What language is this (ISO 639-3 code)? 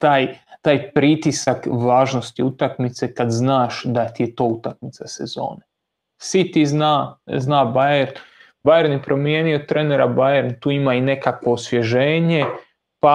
hrv